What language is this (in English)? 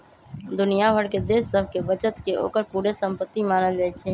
Magahi